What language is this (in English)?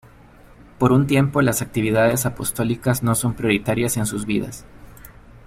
Spanish